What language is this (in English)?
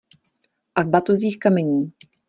Czech